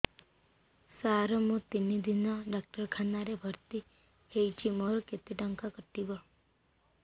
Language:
Odia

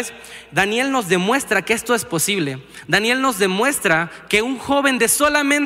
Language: Spanish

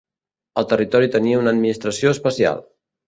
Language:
Catalan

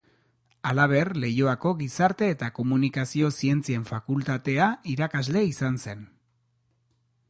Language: Basque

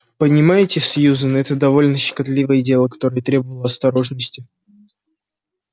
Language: Russian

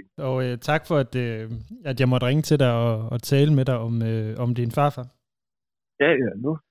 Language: Danish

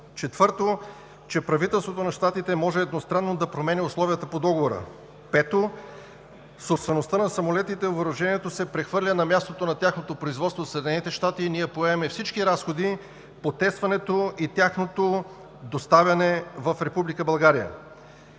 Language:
Bulgarian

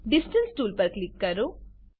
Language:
Gujarati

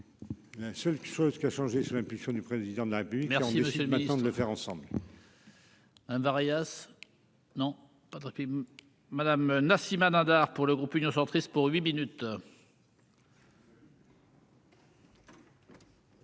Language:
French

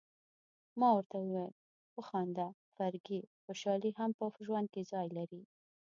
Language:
Pashto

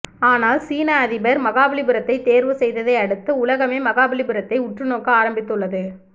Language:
Tamil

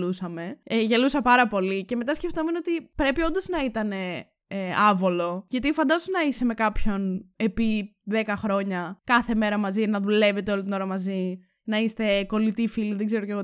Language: Greek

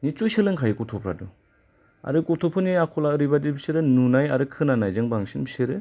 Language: Bodo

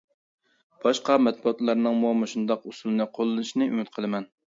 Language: Uyghur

